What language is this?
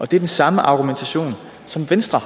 Danish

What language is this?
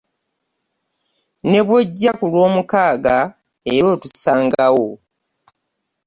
Ganda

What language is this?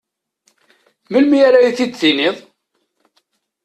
Kabyle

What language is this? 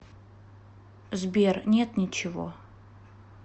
Russian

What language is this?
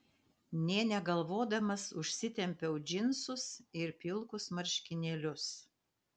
Lithuanian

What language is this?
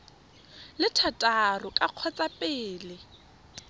Tswana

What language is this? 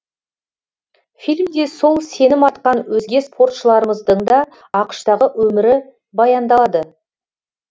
Kazakh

